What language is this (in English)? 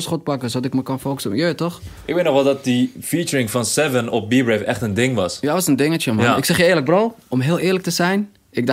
Dutch